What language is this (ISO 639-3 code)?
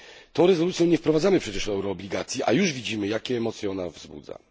pol